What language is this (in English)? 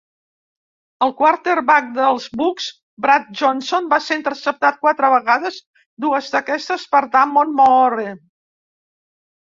Catalan